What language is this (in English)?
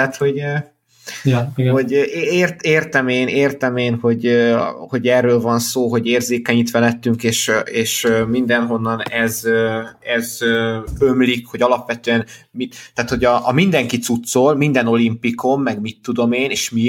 Hungarian